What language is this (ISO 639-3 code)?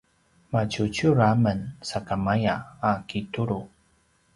pwn